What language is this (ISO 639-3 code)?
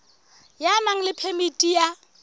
sot